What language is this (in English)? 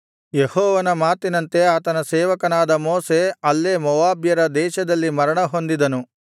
Kannada